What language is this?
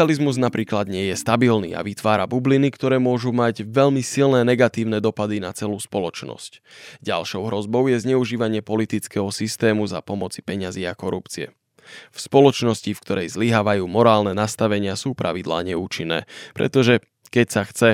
Slovak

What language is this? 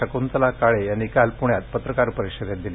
Marathi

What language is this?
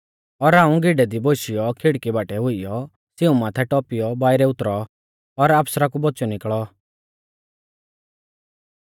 Mahasu Pahari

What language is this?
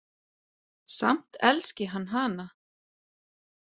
Icelandic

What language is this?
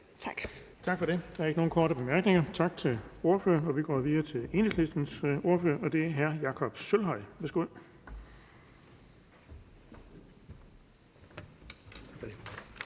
Danish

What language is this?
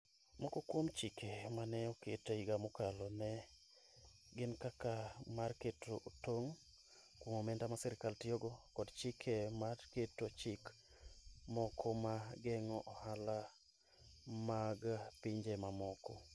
Luo (Kenya and Tanzania)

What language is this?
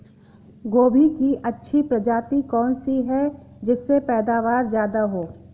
Hindi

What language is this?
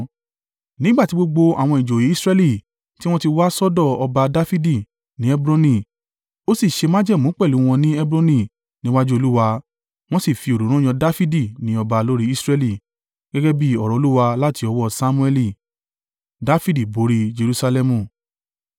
Yoruba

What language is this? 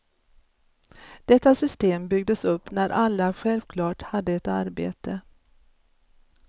Swedish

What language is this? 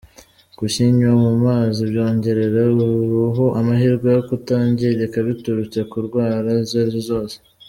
Kinyarwanda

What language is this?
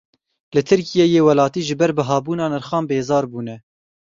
Kurdish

